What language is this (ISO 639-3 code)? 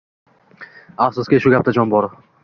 uzb